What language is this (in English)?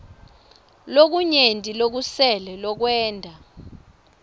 Swati